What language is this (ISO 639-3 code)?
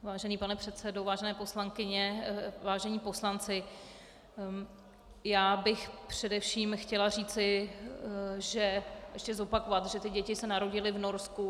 ces